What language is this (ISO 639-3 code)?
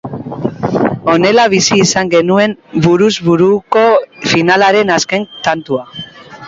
eus